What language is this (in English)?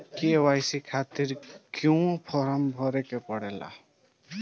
Bhojpuri